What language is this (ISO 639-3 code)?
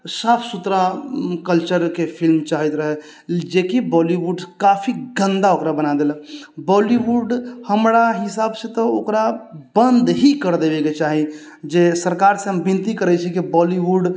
mai